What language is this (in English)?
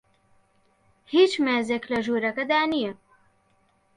Central Kurdish